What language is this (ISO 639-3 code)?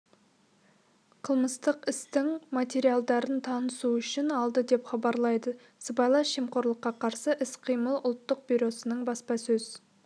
kaz